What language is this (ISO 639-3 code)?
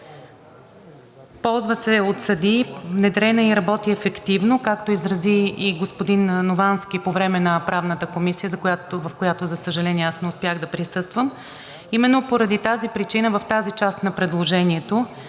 bul